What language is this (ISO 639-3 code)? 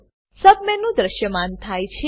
guj